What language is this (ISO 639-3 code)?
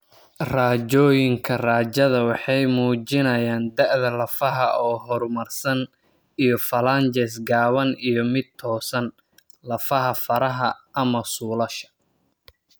som